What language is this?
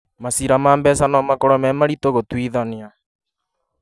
Kikuyu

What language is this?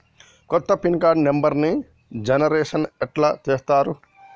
Telugu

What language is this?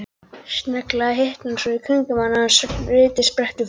Icelandic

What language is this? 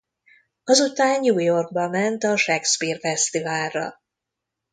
Hungarian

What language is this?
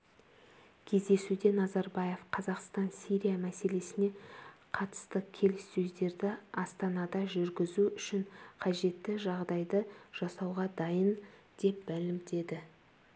Kazakh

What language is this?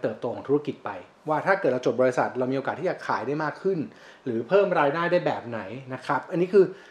Thai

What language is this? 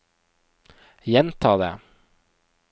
Norwegian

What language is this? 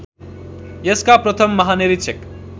Nepali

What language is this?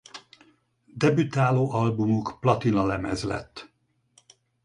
Hungarian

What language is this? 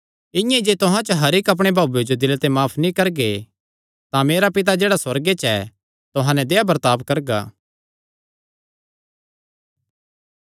Kangri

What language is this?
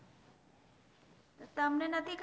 Gujarati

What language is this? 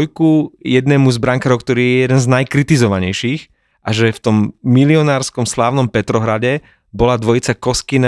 Slovak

